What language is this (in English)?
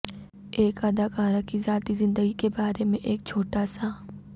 Urdu